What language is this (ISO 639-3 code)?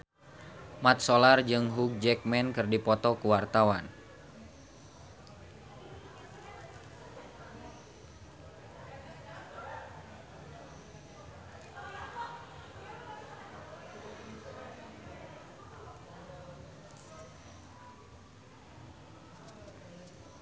sun